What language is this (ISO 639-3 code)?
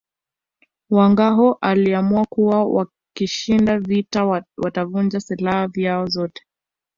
swa